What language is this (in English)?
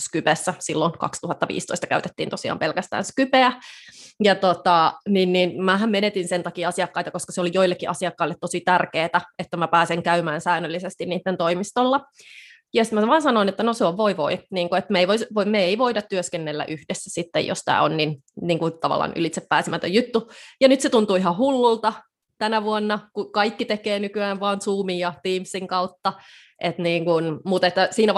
Finnish